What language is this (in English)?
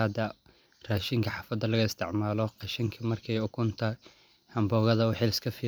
Somali